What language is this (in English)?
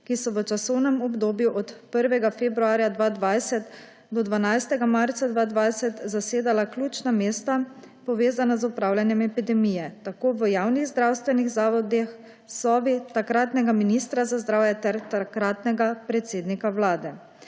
Slovenian